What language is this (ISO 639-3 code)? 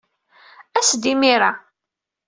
kab